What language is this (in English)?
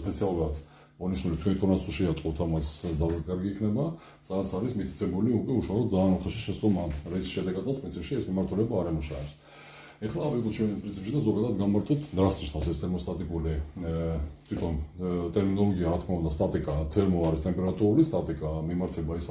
Georgian